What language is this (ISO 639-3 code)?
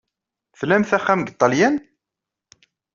kab